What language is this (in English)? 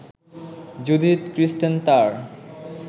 Bangla